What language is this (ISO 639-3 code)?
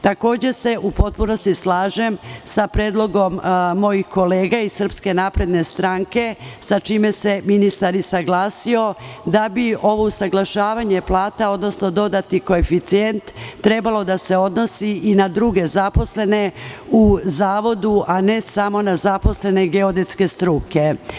srp